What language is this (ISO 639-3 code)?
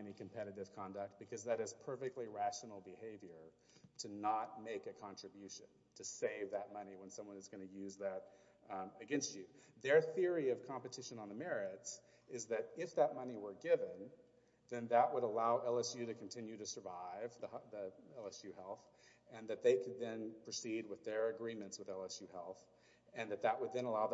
eng